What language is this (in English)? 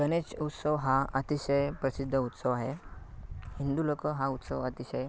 Marathi